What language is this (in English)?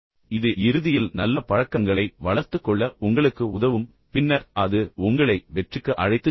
Tamil